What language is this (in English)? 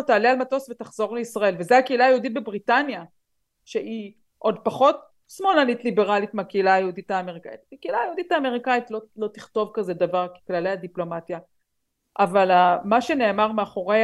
Hebrew